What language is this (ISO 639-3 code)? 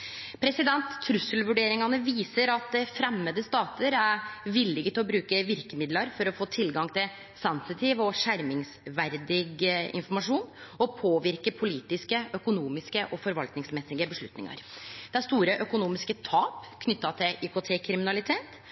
nno